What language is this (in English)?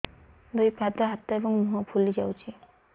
Odia